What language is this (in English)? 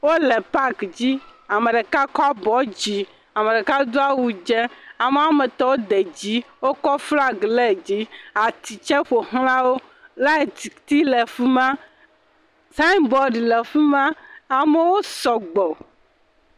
Ewe